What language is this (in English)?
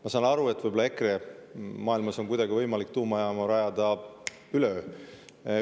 Estonian